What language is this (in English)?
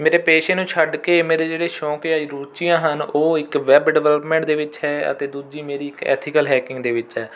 Punjabi